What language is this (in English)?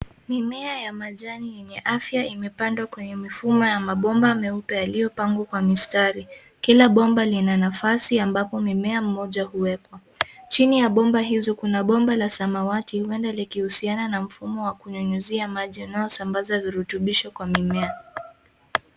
Swahili